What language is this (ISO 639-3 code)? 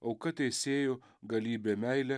lit